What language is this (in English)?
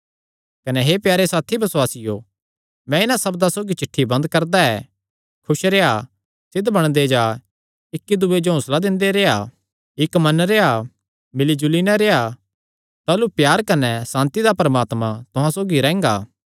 Kangri